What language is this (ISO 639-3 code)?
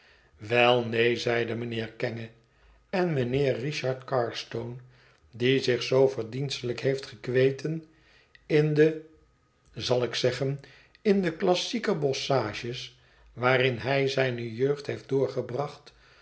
nld